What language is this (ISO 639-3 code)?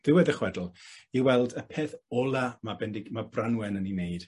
cym